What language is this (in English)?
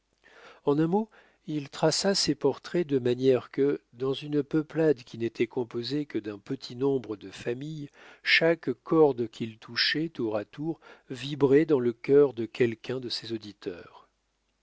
French